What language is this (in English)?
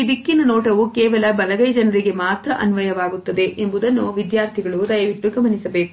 Kannada